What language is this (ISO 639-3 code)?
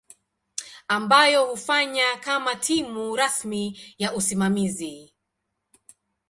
swa